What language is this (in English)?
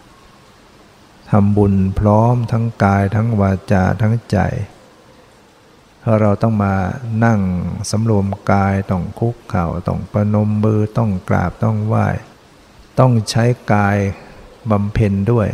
Thai